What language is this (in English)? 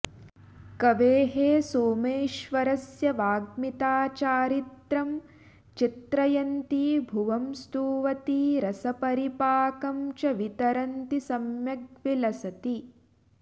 Sanskrit